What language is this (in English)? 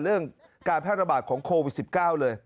Thai